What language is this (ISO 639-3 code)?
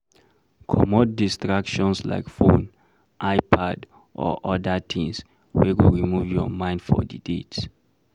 pcm